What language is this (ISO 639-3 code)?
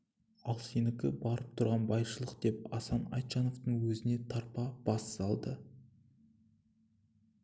kaz